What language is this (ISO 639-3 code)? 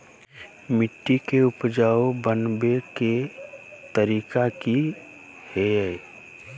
mag